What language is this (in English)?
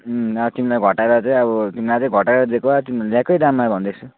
Nepali